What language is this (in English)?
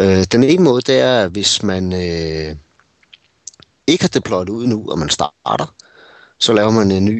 Danish